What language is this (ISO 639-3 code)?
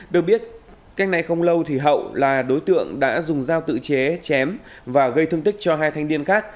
vie